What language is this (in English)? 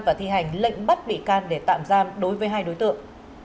Vietnamese